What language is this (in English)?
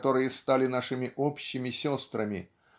Russian